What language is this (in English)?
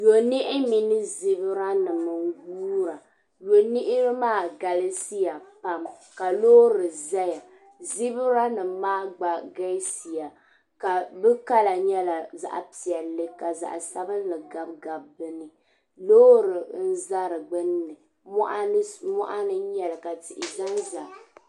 Dagbani